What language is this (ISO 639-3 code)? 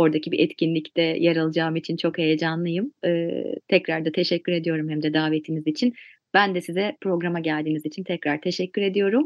tur